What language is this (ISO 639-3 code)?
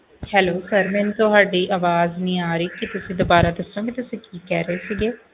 pan